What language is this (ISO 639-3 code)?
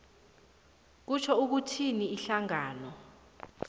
nbl